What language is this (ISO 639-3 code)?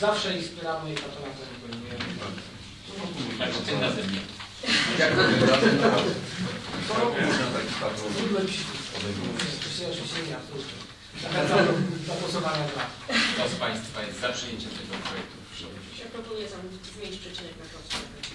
pol